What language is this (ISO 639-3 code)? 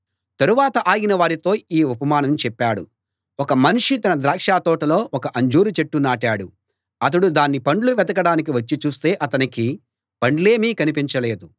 tel